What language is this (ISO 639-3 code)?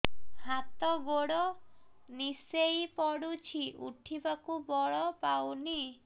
ori